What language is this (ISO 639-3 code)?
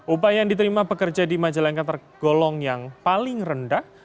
ind